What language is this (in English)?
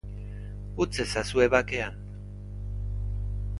Basque